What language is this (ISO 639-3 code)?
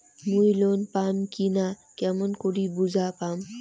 ben